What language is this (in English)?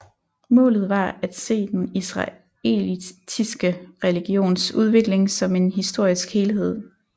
Danish